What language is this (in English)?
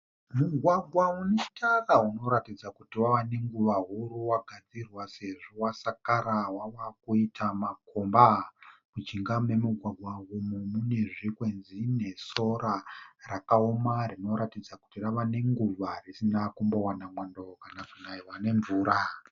Shona